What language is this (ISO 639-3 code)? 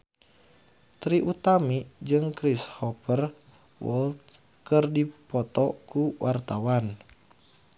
sun